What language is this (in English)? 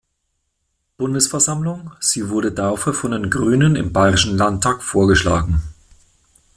German